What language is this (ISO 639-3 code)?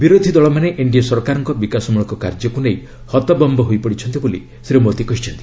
ori